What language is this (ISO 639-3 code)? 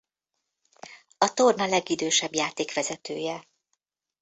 hun